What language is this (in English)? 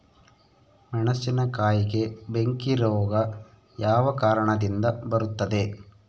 Kannada